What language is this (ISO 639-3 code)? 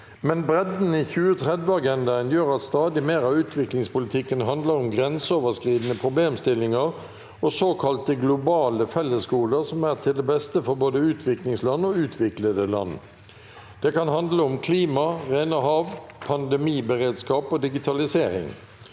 nor